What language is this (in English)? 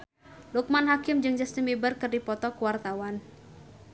Sundanese